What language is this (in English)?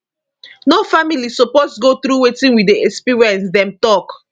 Nigerian Pidgin